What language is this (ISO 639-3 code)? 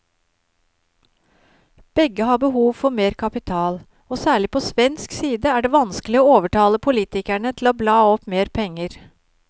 nor